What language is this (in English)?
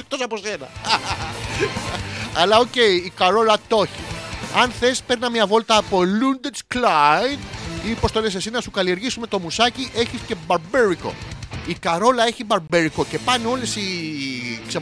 Greek